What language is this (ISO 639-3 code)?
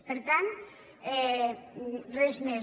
cat